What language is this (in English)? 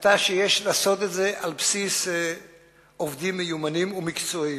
Hebrew